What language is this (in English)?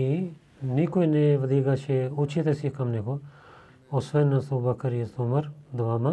Bulgarian